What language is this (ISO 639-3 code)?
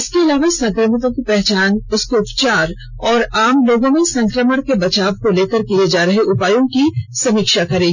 hin